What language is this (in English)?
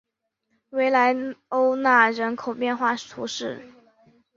Chinese